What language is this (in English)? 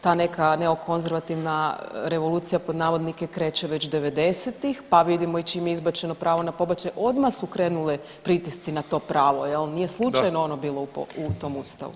Croatian